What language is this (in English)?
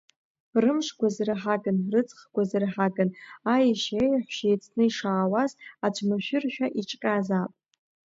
Abkhazian